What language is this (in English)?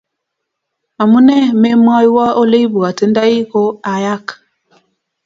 Kalenjin